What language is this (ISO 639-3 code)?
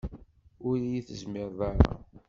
kab